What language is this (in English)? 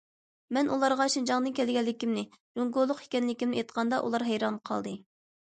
Uyghur